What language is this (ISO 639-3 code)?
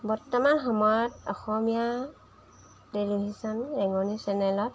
asm